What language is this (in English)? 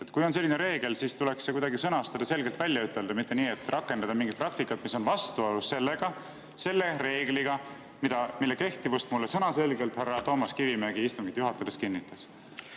Estonian